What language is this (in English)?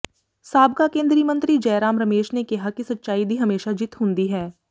Punjabi